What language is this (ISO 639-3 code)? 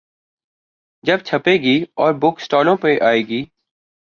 urd